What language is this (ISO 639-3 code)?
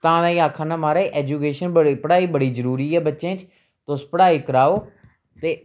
doi